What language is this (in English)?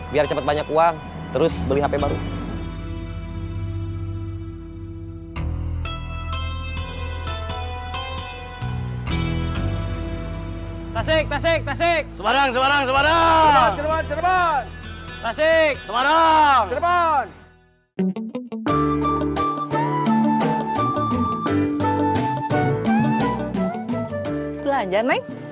Indonesian